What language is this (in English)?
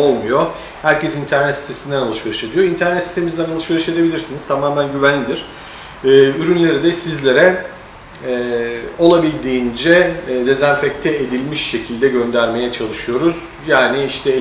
Turkish